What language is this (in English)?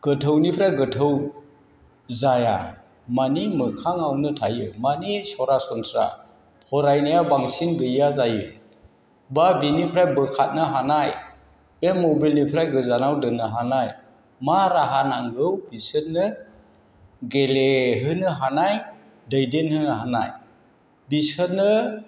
Bodo